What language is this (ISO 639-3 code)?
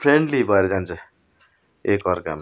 nep